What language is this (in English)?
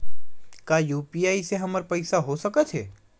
Chhattisgarhi